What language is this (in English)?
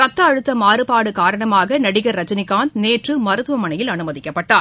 Tamil